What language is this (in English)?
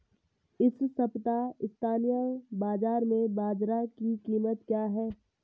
Hindi